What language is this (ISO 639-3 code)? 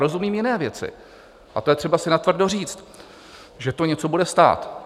ces